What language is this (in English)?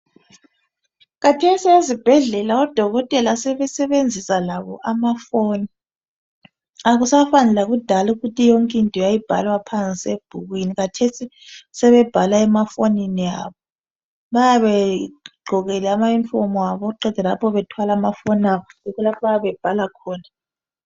North Ndebele